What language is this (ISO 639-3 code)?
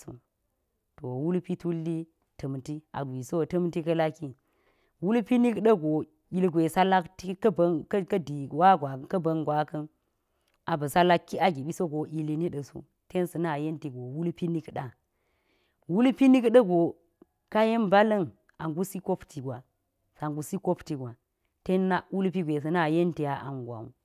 gyz